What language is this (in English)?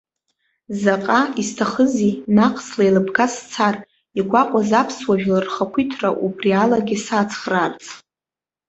Abkhazian